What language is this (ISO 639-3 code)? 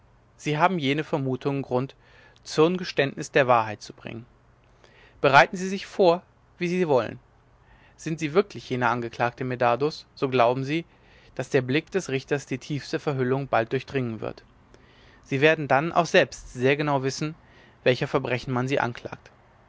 deu